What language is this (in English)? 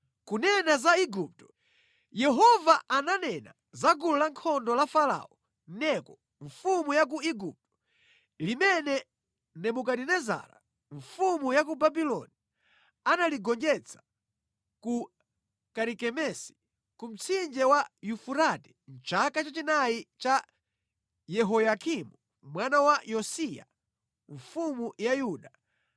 Nyanja